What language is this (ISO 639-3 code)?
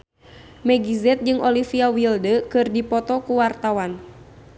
sun